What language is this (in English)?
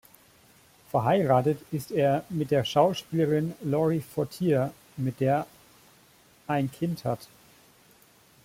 German